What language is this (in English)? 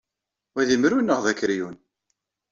Kabyle